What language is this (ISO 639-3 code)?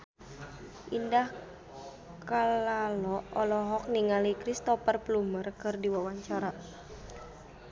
sun